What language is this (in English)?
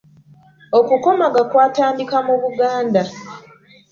Ganda